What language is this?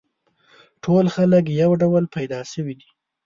Pashto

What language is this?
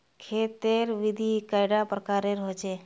Magahi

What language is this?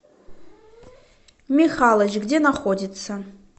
Russian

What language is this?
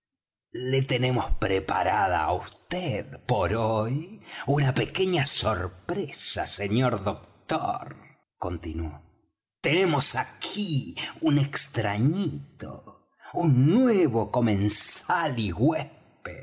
Spanish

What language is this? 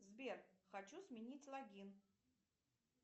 Russian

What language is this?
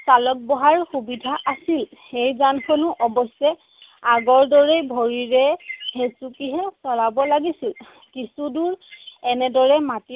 Assamese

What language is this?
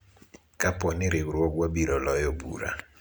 Luo (Kenya and Tanzania)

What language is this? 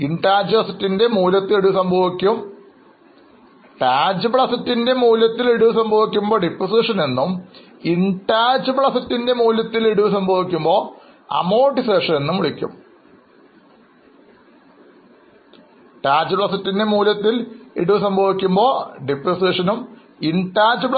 Malayalam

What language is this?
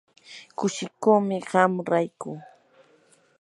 Yanahuanca Pasco Quechua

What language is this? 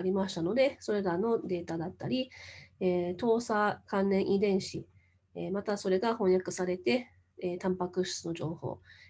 Japanese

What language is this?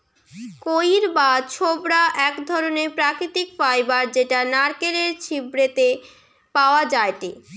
Bangla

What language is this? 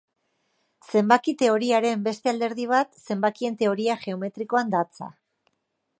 Basque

